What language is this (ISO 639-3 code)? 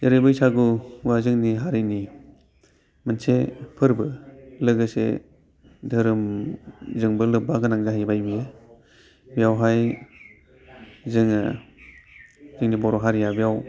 brx